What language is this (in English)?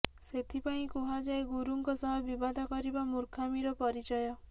Odia